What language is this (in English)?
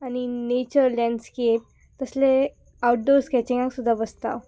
Konkani